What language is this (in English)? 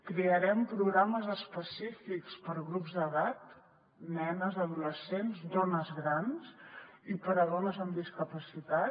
Catalan